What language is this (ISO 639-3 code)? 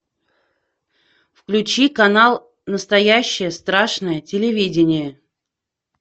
rus